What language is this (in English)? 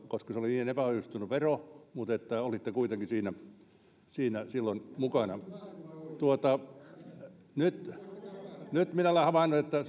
Finnish